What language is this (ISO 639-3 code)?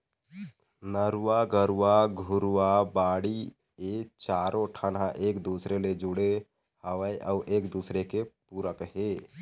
hne